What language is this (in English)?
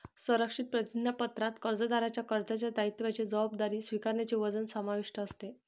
Marathi